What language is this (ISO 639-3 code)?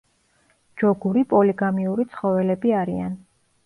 kat